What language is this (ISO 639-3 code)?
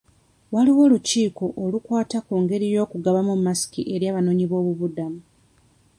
lug